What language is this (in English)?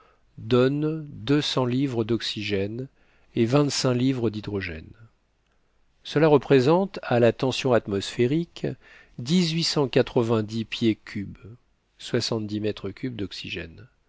French